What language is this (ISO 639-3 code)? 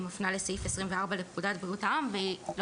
heb